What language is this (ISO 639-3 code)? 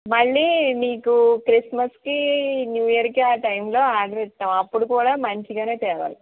tel